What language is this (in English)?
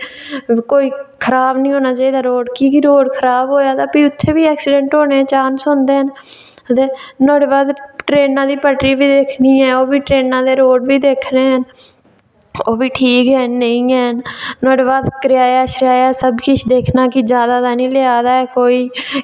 Dogri